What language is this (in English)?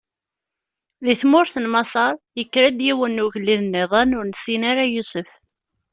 Kabyle